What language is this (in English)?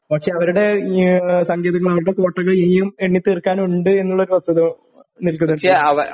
Malayalam